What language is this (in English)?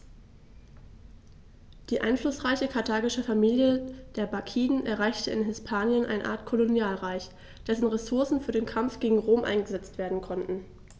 German